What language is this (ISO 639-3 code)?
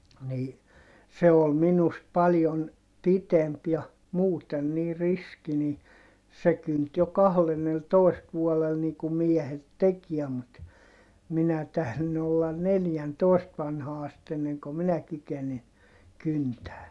fin